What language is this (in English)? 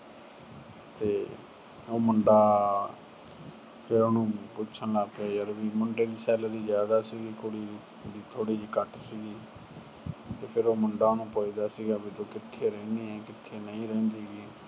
Punjabi